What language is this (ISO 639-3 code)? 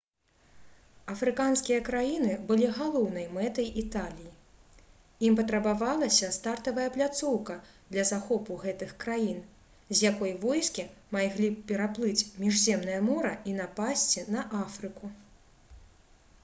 bel